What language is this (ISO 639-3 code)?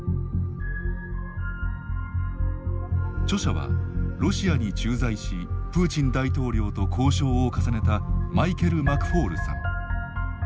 jpn